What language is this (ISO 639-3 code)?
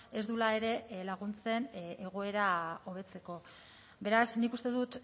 eus